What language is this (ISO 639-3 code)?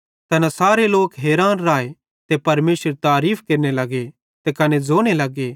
bhd